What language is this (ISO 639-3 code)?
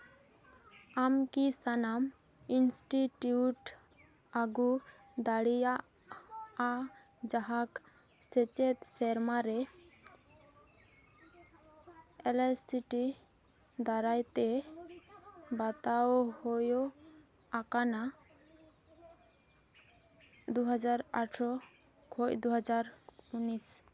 sat